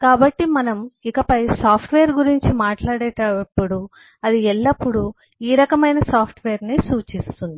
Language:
Telugu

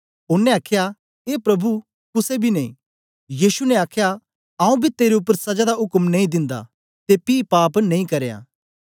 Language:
Dogri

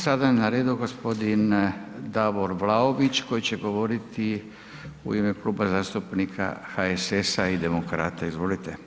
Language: Croatian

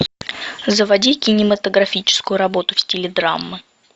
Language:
Russian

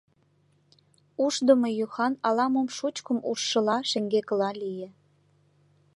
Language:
Mari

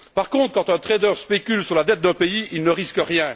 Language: French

